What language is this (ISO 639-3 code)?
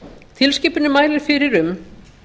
isl